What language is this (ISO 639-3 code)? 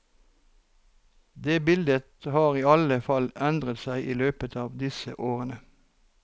nor